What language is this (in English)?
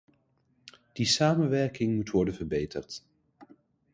Dutch